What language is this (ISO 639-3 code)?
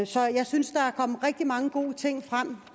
dan